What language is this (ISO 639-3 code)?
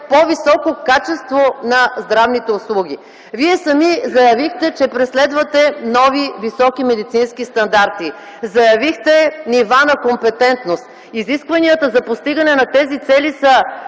bul